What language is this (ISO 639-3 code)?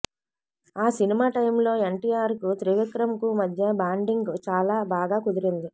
tel